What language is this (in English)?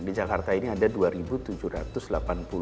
Indonesian